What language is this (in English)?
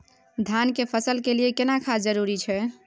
Maithili